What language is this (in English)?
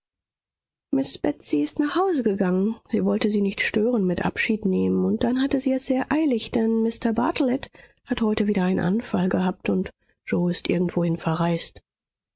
German